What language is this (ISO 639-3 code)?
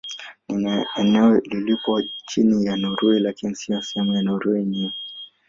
swa